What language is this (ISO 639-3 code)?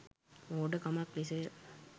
sin